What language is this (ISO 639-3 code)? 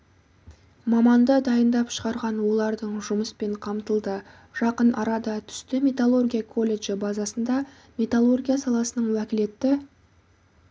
kaz